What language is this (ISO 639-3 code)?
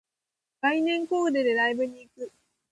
jpn